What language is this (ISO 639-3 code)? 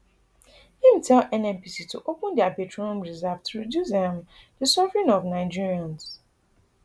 pcm